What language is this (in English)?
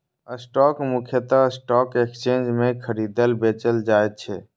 Maithili